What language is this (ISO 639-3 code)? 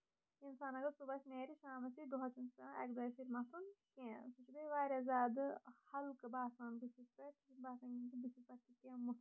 kas